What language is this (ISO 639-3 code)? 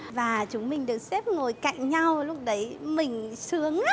vie